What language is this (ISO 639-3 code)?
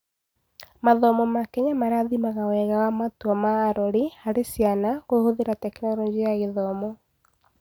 kik